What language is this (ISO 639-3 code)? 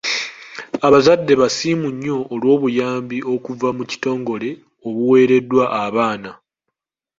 lug